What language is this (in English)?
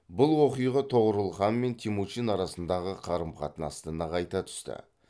Kazakh